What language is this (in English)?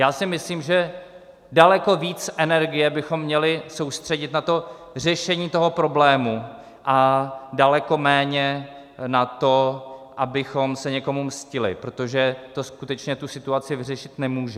Czech